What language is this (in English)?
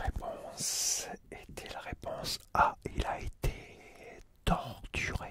French